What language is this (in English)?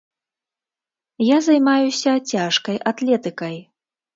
Belarusian